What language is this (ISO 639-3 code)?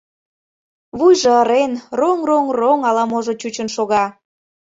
chm